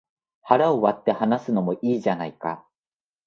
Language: Japanese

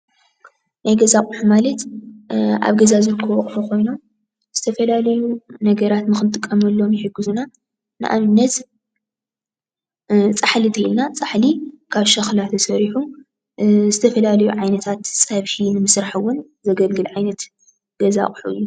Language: Tigrinya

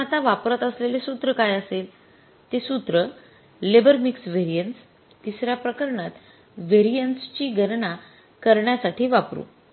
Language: Marathi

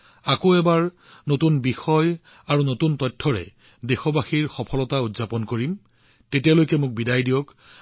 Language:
Assamese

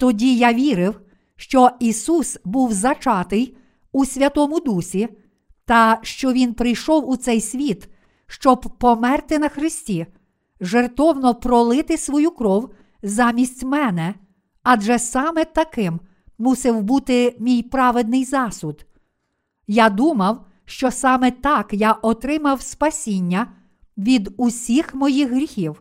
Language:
Ukrainian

